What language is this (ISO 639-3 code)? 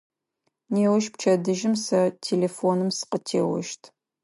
ady